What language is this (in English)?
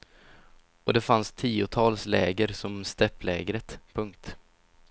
Swedish